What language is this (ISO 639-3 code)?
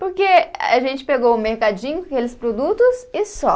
por